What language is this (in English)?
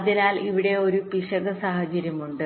Malayalam